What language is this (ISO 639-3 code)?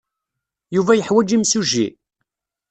kab